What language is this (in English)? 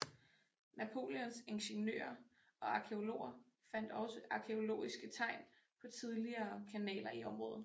Danish